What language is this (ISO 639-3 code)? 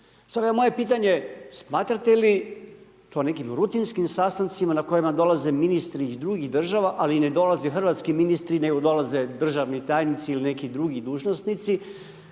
hrv